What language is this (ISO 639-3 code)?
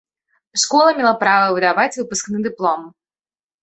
bel